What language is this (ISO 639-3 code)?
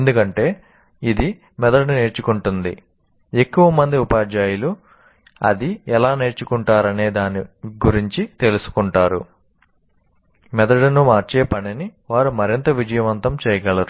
tel